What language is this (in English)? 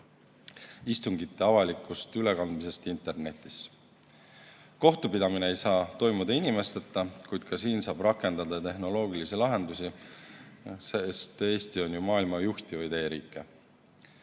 Estonian